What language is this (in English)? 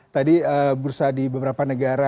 Indonesian